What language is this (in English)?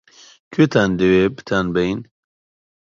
Central Kurdish